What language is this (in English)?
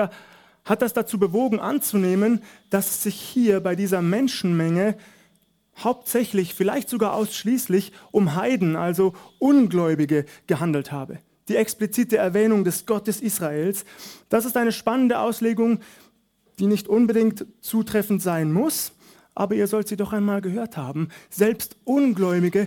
German